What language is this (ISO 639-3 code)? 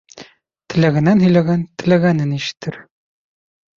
bak